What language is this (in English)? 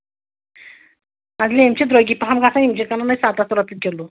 Kashmiri